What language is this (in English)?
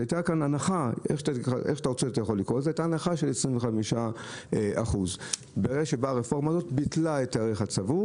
Hebrew